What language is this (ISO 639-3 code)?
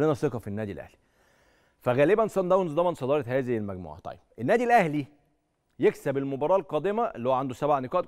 ara